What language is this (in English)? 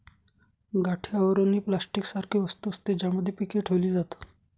Marathi